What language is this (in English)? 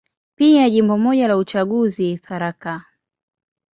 Swahili